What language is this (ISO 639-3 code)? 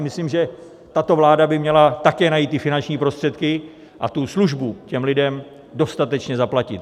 ces